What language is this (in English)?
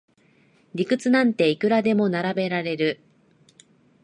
Japanese